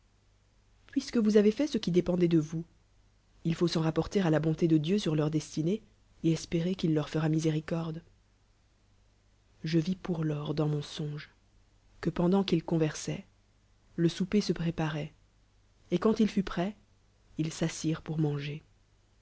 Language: French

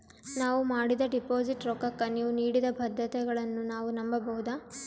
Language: Kannada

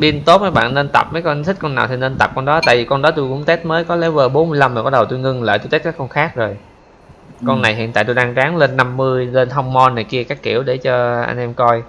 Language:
Vietnamese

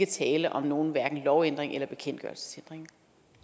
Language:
Danish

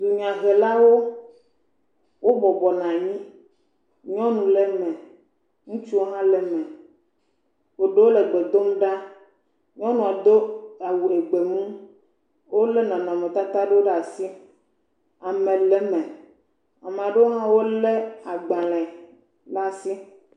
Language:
Ewe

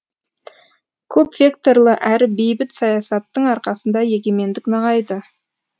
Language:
Kazakh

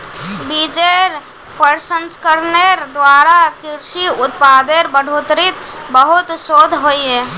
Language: Magahi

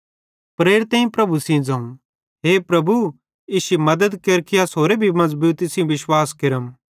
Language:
Bhadrawahi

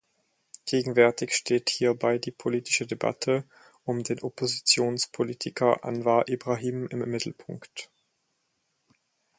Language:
German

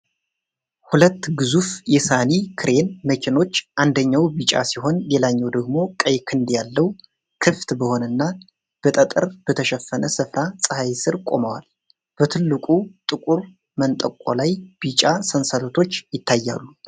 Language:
Amharic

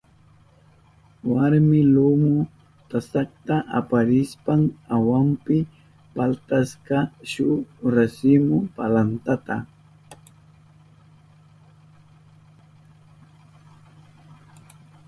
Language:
Southern Pastaza Quechua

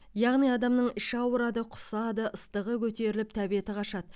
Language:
Kazakh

